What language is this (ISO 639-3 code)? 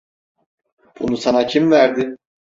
tur